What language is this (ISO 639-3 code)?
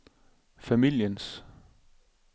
dan